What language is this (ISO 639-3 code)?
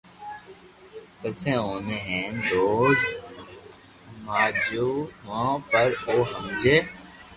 lrk